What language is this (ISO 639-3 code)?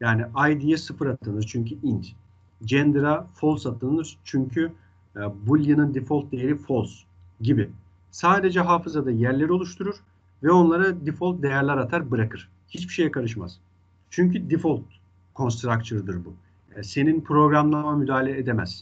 tur